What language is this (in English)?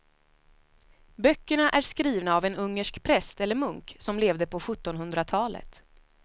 Swedish